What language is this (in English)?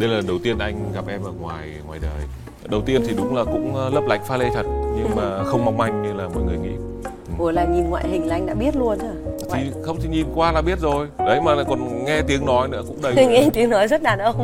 Vietnamese